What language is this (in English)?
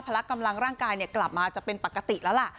Thai